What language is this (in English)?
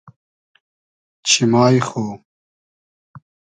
Hazaragi